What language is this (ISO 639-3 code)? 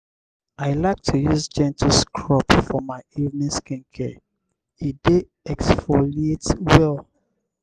pcm